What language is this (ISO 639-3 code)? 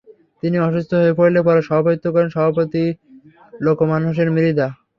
ben